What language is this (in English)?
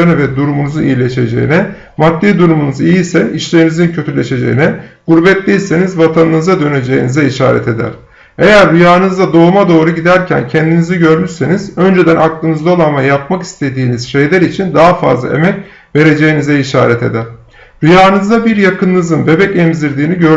Turkish